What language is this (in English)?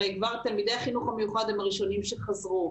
Hebrew